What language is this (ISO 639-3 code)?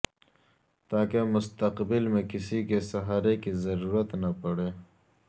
urd